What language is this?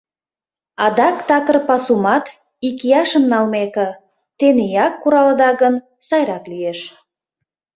Mari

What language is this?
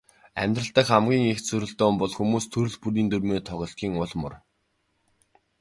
Mongolian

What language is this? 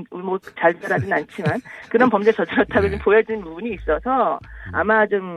Korean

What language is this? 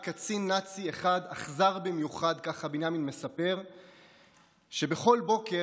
Hebrew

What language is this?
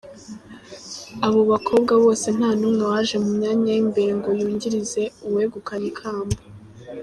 Kinyarwanda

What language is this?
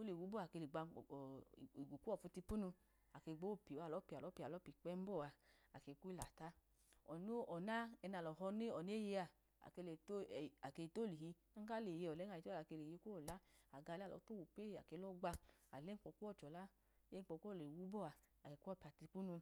Idoma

